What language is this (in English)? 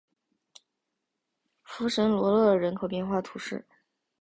Chinese